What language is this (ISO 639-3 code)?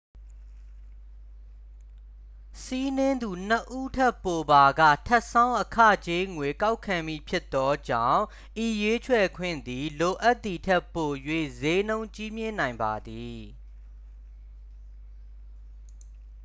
mya